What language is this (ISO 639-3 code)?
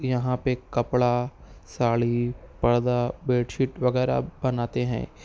urd